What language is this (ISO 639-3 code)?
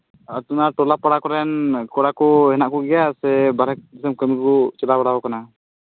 sat